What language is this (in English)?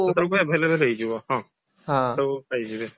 Odia